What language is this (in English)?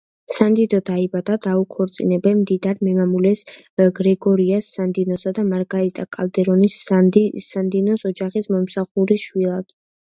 Georgian